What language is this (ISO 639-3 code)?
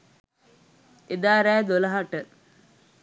sin